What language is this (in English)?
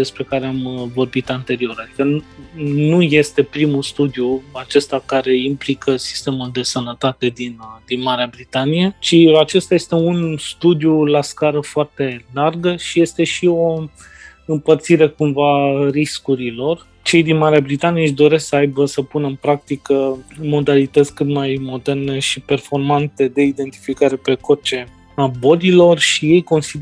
Romanian